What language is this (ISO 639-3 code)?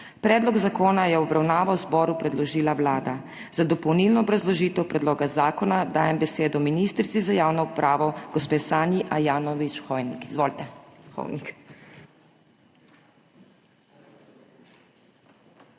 slv